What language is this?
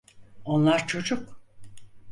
Turkish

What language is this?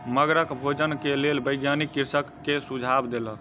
Maithili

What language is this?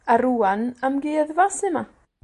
Welsh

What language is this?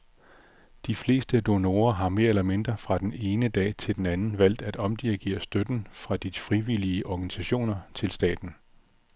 Danish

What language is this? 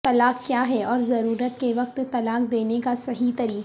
Urdu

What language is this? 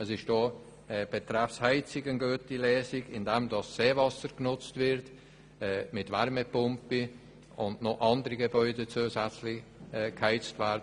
Swiss German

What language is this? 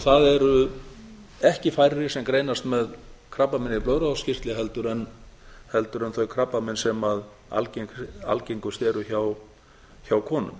Icelandic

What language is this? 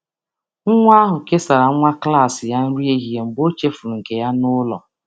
Igbo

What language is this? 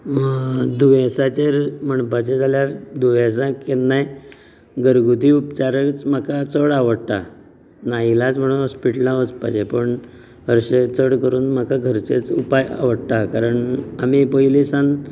Konkani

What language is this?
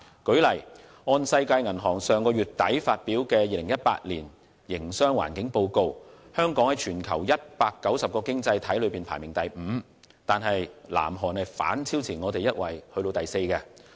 Cantonese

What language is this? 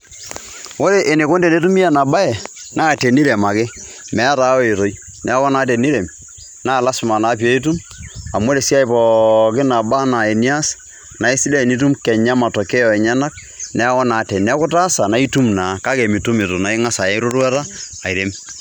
Masai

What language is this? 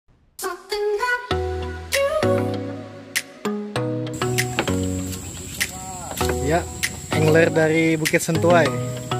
Indonesian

